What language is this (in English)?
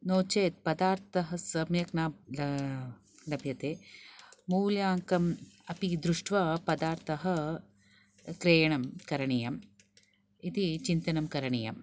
Sanskrit